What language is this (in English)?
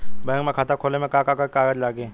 Bhojpuri